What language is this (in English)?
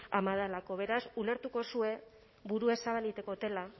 Basque